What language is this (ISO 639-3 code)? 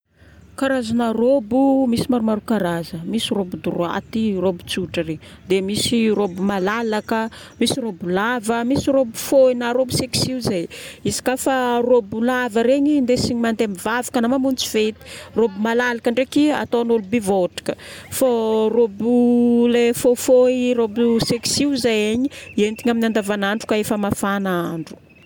bmm